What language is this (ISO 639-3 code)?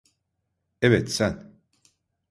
tur